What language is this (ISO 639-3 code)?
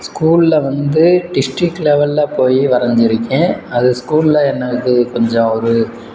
tam